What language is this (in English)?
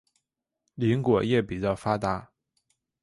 Chinese